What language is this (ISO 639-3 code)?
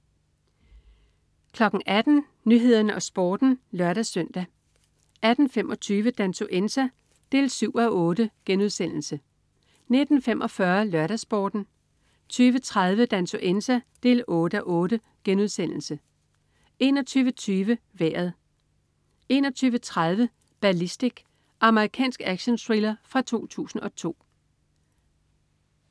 dan